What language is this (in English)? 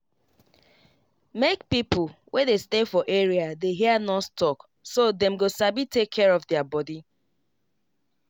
Nigerian Pidgin